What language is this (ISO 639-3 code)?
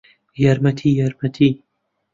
ckb